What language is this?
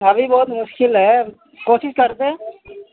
Urdu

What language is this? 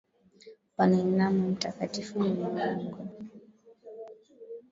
Swahili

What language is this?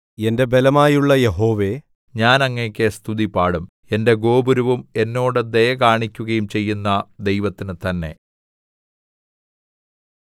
Malayalam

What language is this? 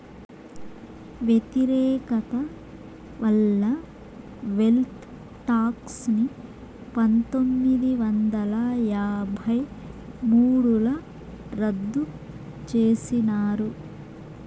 Telugu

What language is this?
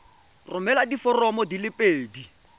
Tswana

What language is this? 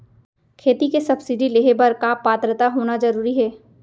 Chhattisgarhi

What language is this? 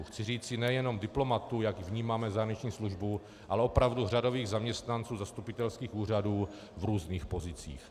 Czech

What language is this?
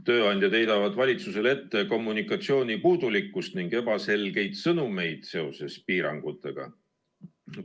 Estonian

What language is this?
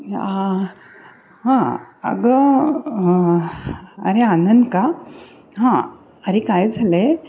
Marathi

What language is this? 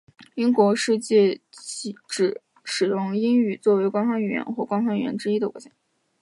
Chinese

